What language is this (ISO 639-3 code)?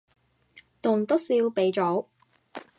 yue